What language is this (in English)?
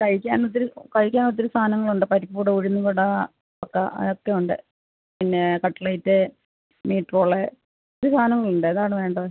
Malayalam